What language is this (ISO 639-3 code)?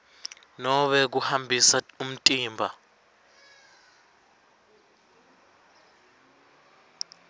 ssw